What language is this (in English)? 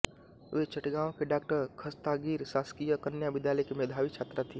Hindi